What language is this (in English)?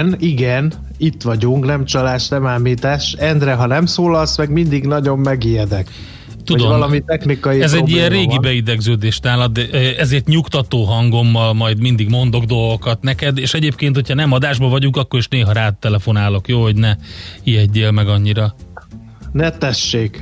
Hungarian